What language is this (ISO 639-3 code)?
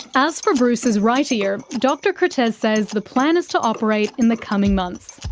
eng